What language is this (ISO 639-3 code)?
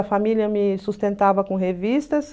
por